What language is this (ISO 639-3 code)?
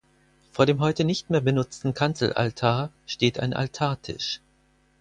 deu